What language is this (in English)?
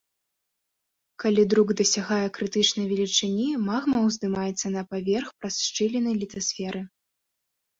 Belarusian